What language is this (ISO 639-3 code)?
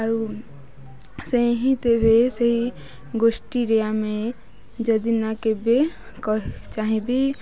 ori